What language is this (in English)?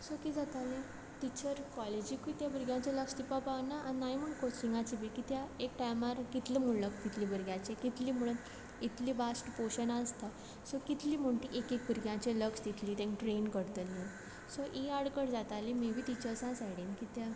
Konkani